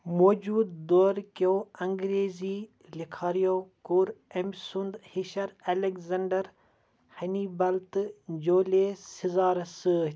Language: Kashmiri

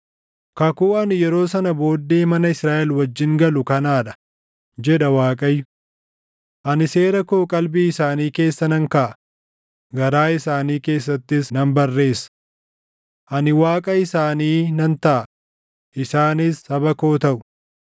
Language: Oromo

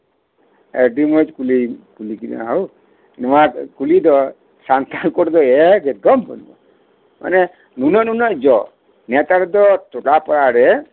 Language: Santali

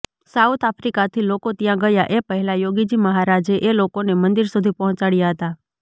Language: Gujarati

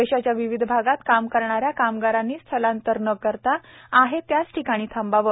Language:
Marathi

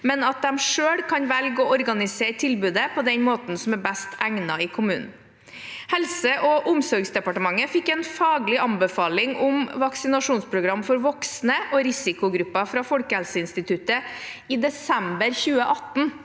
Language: Norwegian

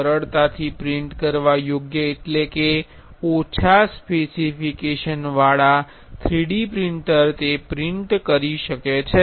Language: Gujarati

